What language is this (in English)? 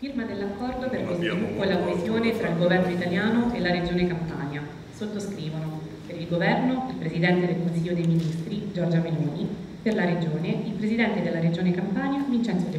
Italian